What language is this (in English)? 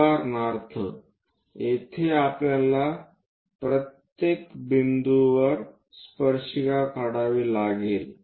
Marathi